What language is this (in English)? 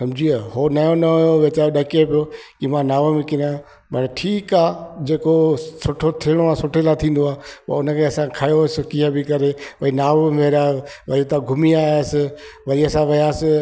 Sindhi